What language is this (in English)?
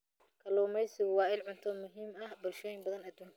Somali